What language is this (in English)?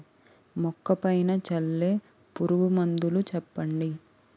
Telugu